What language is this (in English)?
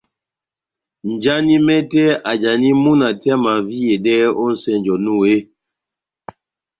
Batanga